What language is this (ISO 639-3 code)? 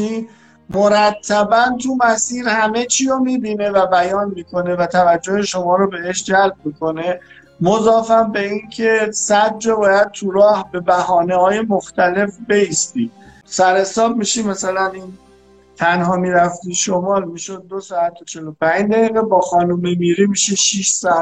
fas